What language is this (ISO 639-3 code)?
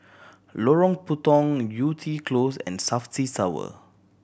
eng